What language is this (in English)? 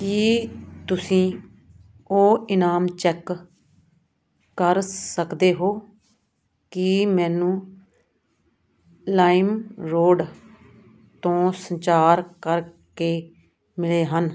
Punjabi